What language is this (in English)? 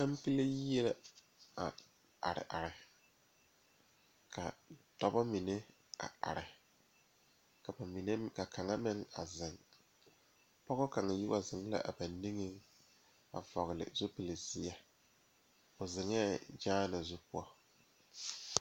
Southern Dagaare